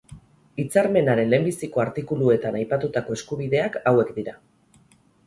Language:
Basque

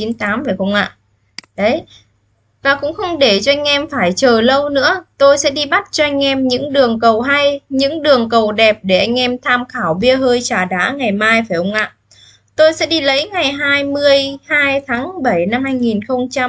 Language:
Vietnamese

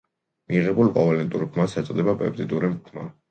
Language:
Georgian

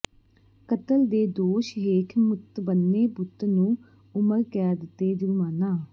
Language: Punjabi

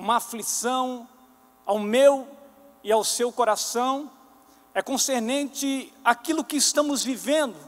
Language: Portuguese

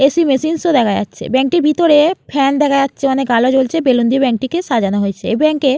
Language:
Bangla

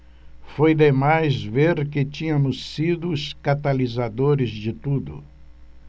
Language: Portuguese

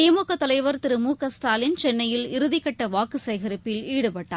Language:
Tamil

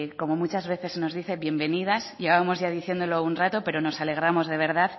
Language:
Spanish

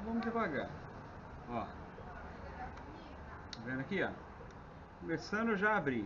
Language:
Portuguese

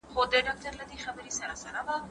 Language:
Pashto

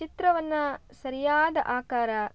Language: Kannada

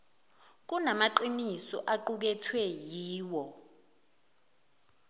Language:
Zulu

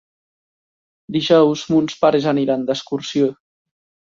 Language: Catalan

